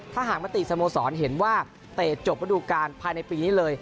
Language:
Thai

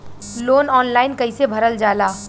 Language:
Bhojpuri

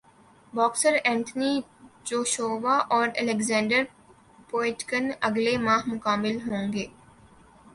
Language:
Urdu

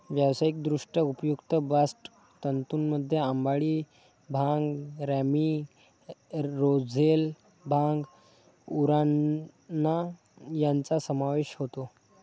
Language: Marathi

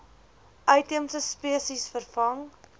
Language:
Afrikaans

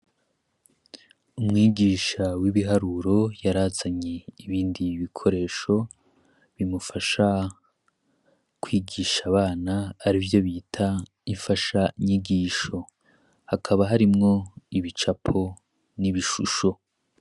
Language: Rundi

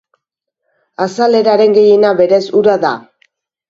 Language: Basque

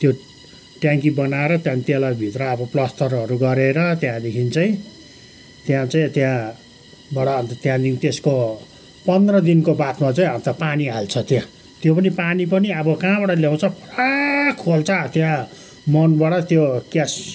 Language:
Nepali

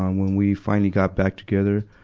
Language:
English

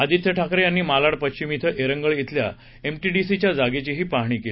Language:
Marathi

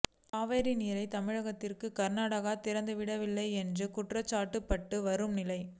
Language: Tamil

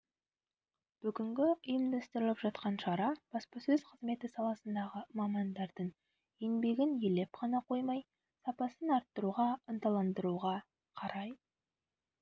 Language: Kazakh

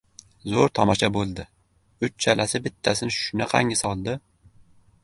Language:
Uzbek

